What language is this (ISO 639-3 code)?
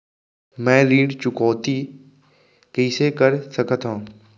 hne